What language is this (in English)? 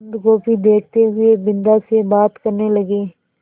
Hindi